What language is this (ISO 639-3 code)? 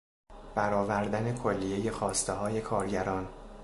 fas